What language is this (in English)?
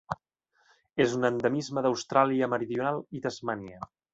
Catalan